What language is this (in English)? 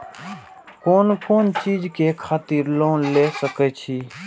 Maithili